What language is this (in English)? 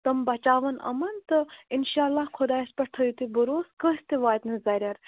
Kashmiri